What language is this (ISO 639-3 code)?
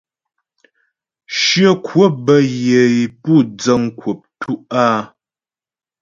bbj